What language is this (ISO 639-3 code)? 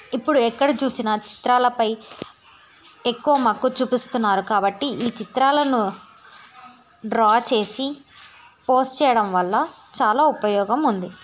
tel